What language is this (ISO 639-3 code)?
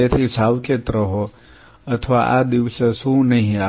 guj